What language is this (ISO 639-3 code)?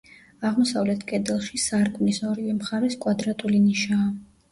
kat